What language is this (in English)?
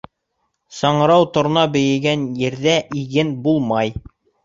Bashkir